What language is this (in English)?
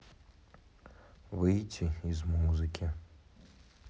Russian